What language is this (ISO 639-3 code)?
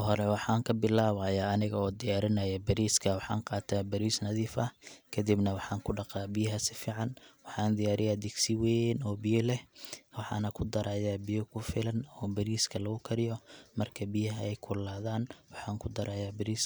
som